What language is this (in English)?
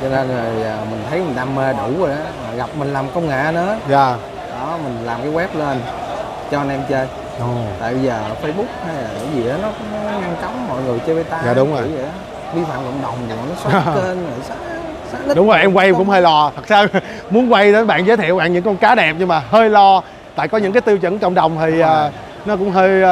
Vietnamese